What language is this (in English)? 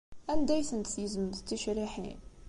Kabyle